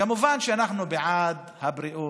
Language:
Hebrew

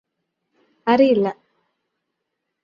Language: Malayalam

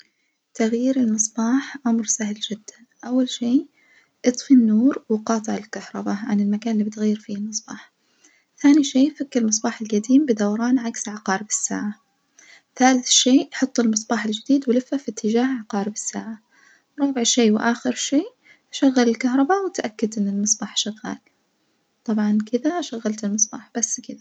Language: Najdi Arabic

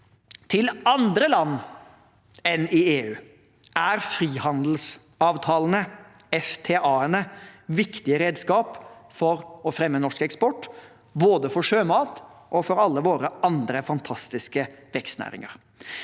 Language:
Norwegian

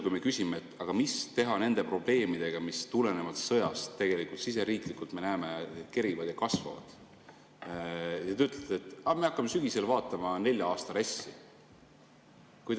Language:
Estonian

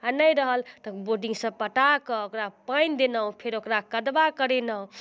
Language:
Maithili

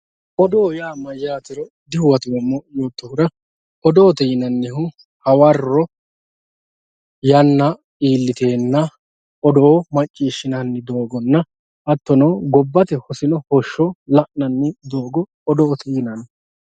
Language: Sidamo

